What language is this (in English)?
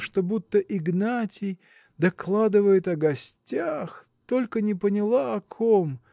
Russian